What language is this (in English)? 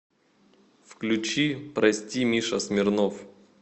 Russian